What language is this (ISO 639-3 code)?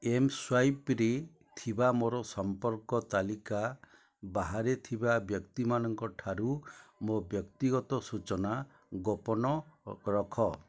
ori